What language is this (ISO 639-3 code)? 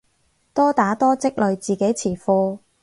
yue